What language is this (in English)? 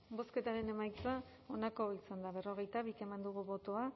Basque